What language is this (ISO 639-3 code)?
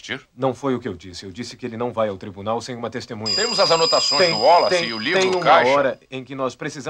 por